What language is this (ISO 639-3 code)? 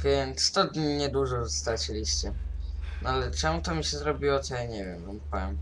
pol